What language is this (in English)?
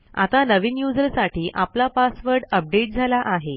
Marathi